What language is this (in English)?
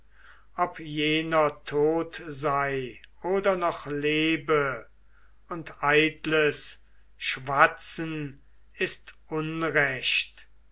German